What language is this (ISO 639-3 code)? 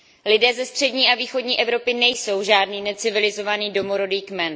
ces